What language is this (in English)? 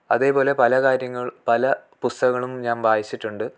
Malayalam